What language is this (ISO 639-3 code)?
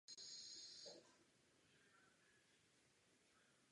ces